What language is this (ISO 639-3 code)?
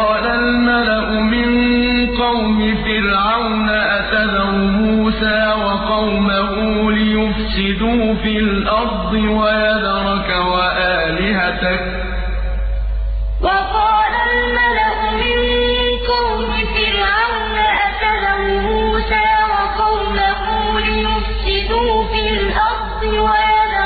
ara